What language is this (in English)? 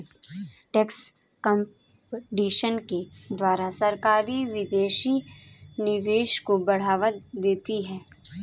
Hindi